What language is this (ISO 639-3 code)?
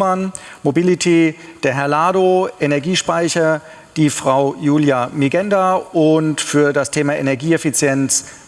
deu